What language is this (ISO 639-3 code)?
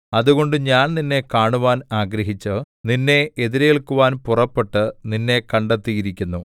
mal